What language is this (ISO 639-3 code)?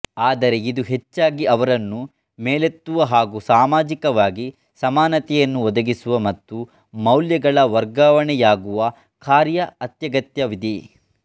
kan